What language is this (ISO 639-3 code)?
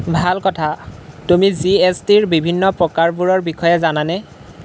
asm